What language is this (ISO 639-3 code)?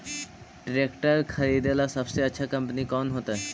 mag